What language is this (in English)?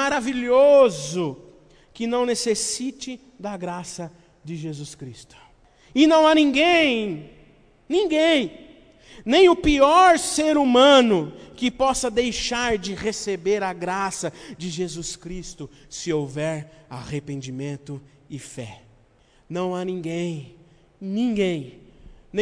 Portuguese